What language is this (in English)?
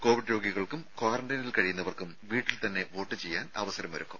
Malayalam